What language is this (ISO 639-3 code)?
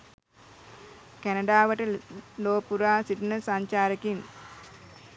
sin